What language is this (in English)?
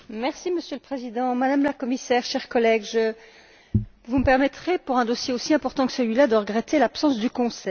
French